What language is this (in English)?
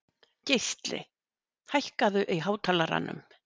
Icelandic